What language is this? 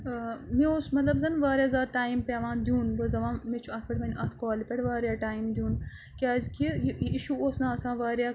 Kashmiri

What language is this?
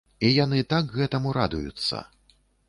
Belarusian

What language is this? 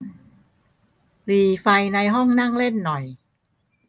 Thai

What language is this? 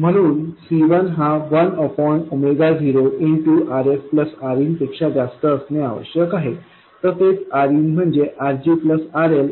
Marathi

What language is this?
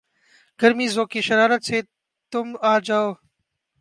Urdu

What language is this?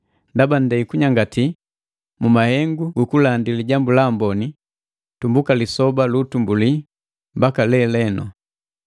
Matengo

